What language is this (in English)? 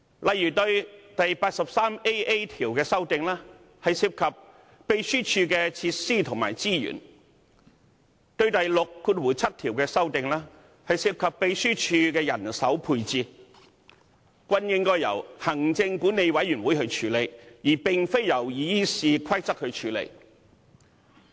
Cantonese